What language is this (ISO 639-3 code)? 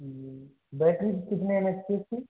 hin